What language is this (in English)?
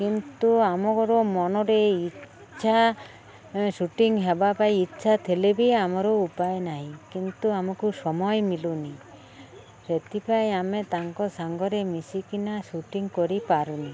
Odia